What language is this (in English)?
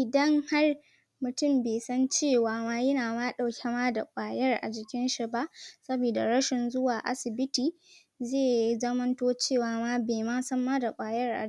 Hausa